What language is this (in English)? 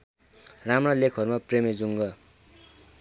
Nepali